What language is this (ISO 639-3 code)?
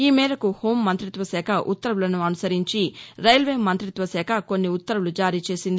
tel